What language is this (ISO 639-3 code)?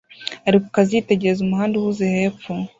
kin